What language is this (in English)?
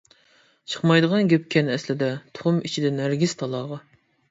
Uyghur